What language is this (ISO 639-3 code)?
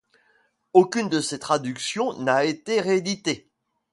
fra